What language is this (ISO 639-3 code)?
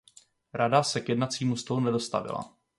ces